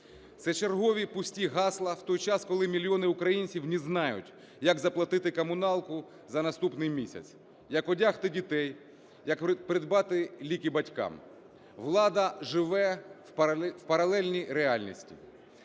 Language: Ukrainian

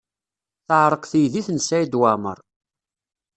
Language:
Kabyle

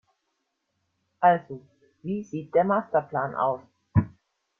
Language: German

